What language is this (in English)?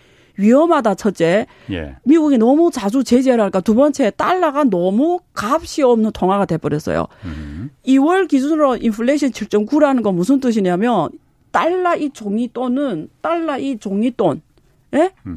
Korean